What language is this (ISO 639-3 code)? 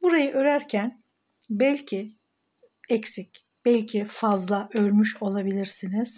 tur